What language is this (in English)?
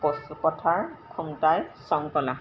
Assamese